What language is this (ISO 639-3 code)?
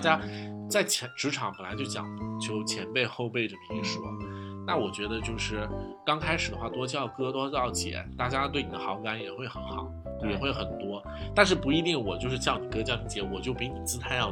zho